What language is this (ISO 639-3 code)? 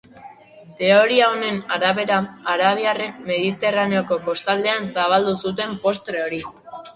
eus